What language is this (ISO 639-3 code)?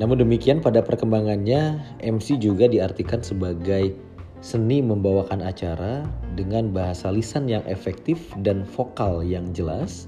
ind